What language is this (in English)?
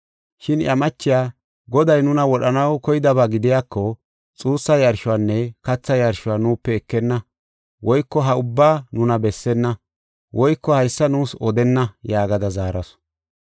Gofa